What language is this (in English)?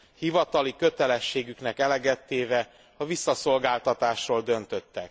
Hungarian